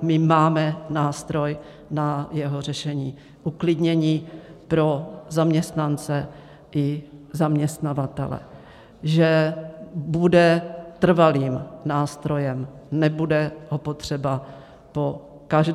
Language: Czech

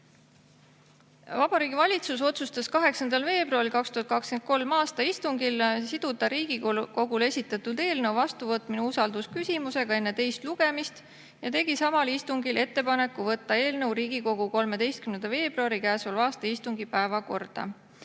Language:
Estonian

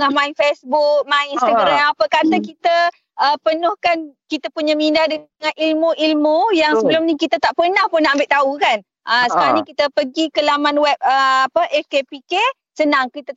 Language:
Malay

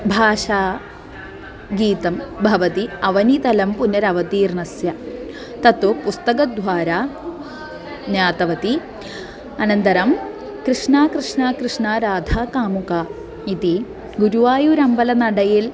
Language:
Sanskrit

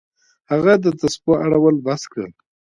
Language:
Pashto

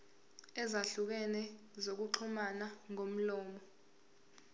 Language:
Zulu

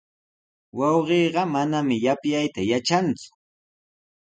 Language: Sihuas Ancash Quechua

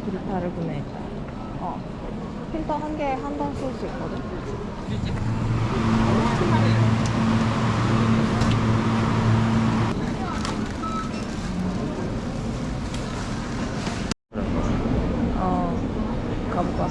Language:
Korean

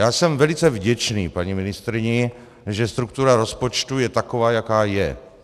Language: Czech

